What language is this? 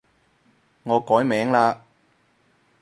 Cantonese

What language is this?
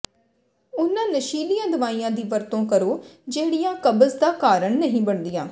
Punjabi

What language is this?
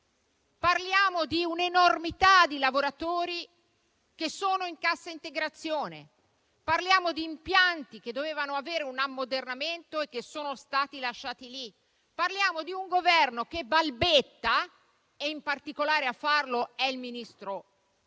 Italian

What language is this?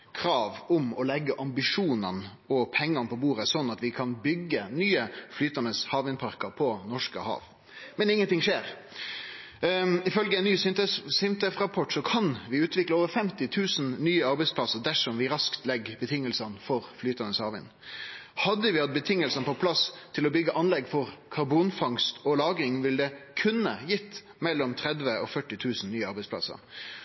Norwegian Nynorsk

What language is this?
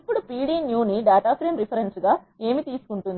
Telugu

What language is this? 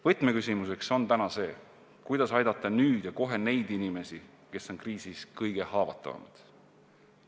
Estonian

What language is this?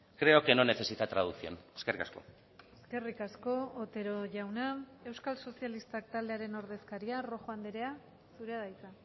Basque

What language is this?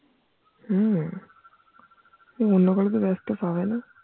Bangla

